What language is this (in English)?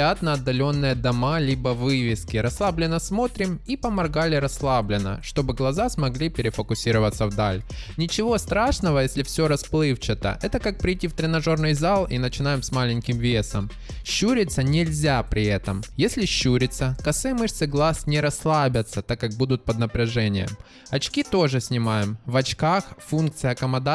Russian